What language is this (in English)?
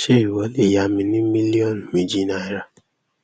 Yoruba